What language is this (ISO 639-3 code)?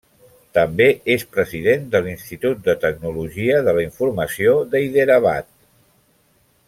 cat